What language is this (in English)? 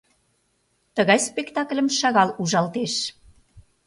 Mari